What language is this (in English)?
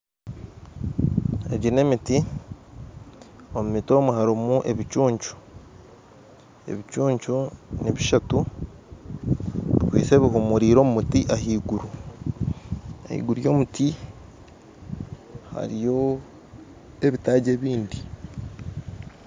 Nyankole